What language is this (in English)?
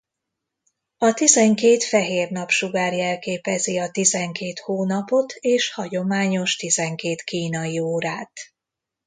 Hungarian